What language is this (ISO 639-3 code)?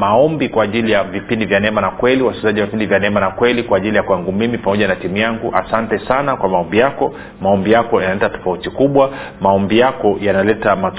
swa